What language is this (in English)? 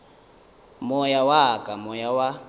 Northern Sotho